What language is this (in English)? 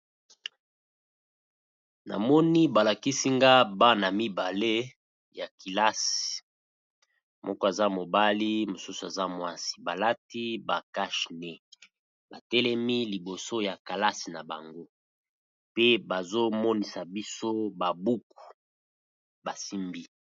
Lingala